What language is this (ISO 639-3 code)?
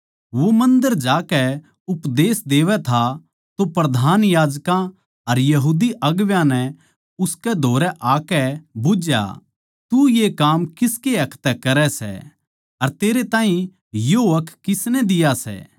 bgc